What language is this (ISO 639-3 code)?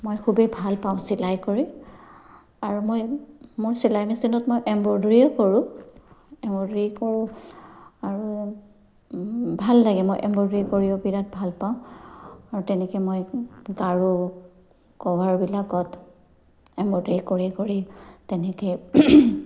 asm